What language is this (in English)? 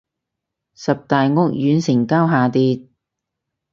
Cantonese